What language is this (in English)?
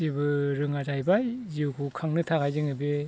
Bodo